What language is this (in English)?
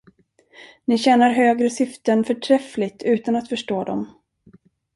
Swedish